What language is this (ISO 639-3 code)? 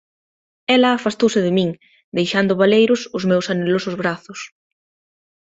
glg